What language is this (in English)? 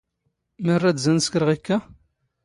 Standard Moroccan Tamazight